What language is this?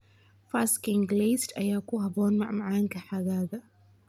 Somali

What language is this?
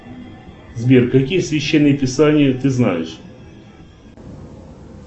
Russian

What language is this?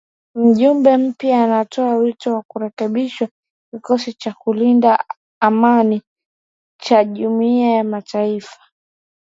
Swahili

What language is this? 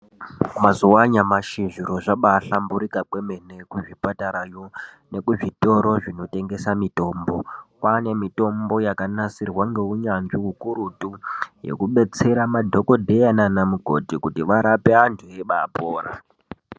Ndau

